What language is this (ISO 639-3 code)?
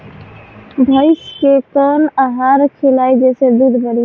bho